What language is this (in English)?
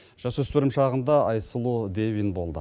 Kazakh